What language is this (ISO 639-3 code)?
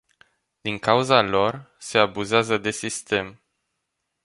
ron